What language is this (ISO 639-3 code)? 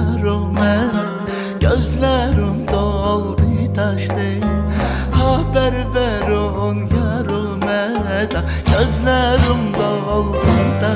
tur